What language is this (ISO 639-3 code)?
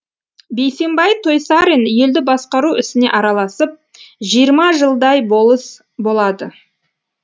kaz